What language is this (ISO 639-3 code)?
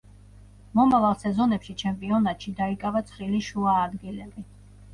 kat